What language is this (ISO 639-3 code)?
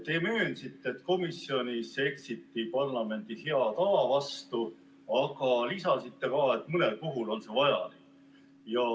est